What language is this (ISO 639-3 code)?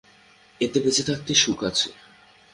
ben